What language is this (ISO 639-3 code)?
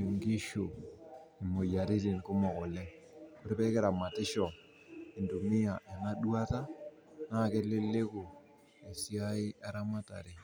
mas